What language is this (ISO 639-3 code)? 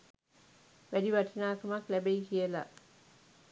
sin